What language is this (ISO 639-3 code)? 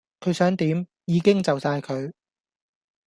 yue